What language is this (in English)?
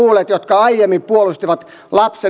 Finnish